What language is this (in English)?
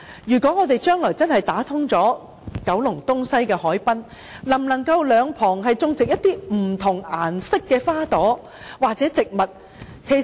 Cantonese